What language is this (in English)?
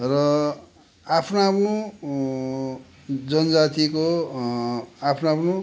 Nepali